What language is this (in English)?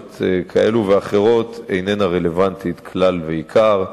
Hebrew